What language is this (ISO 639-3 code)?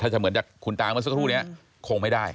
tha